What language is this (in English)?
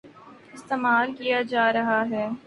Urdu